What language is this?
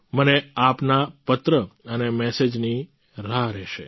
Gujarati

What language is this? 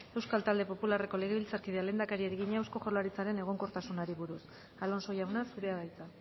Basque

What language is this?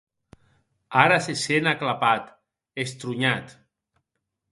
Occitan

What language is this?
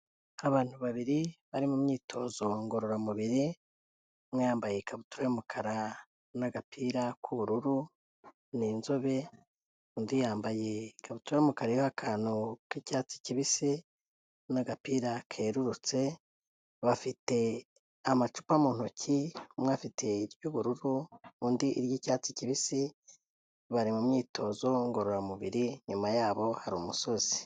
Kinyarwanda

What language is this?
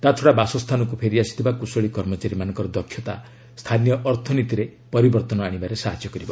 Odia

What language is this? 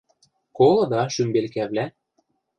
Western Mari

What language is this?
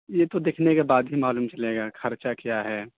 Urdu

